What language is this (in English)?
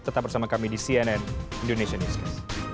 Indonesian